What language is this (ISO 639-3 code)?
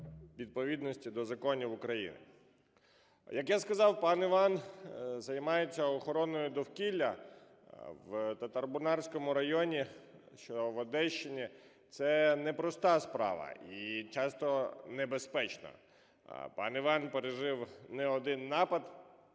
ukr